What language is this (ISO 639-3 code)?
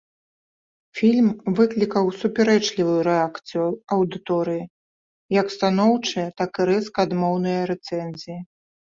bel